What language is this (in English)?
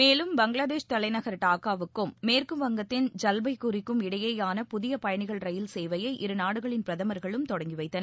Tamil